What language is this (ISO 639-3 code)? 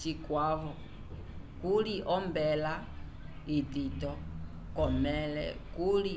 umb